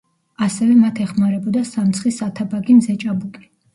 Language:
Georgian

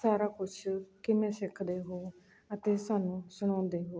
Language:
Punjabi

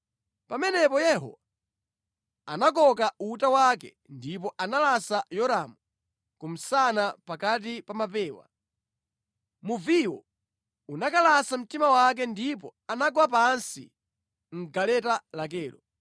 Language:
Nyanja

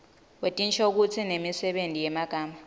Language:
Swati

